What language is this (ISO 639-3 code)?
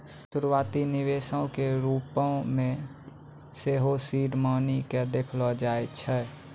mai